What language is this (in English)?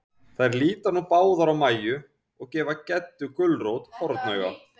Icelandic